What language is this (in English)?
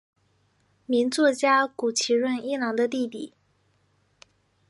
Chinese